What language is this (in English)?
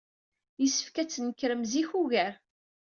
Kabyle